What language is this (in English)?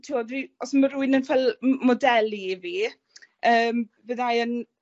Welsh